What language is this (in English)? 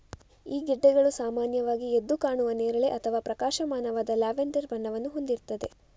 Kannada